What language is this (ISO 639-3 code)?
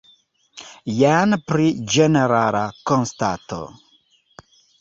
epo